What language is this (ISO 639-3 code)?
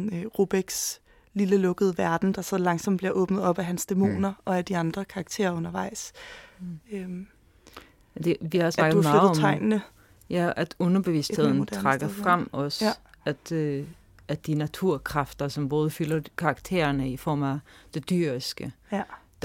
dan